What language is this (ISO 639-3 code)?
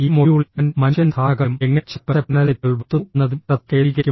mal